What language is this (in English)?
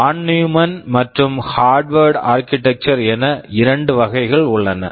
Tamil